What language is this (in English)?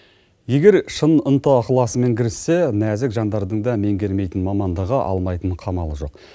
Kazakh